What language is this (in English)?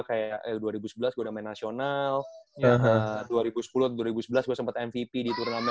Indonesian